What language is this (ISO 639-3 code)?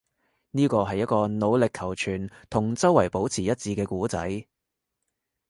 yue